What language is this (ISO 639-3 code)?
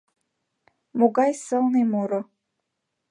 chm